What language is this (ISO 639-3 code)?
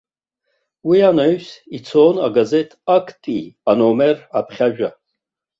abk